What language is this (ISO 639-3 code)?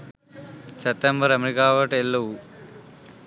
sin